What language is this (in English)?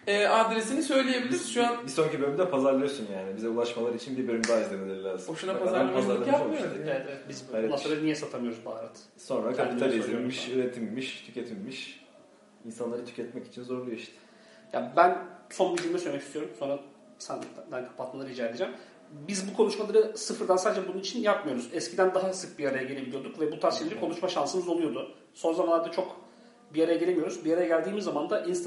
Turkish